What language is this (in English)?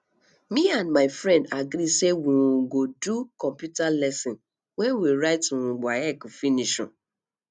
Nigerian Pidgin